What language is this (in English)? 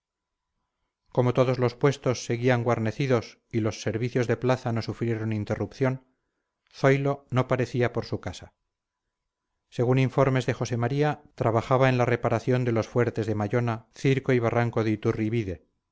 Spanish